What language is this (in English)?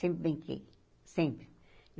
Portuguese